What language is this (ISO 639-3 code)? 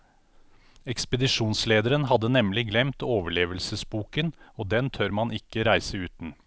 nor